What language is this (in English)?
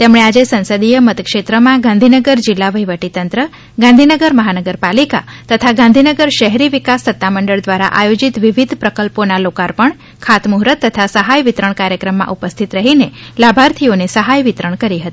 Gujarati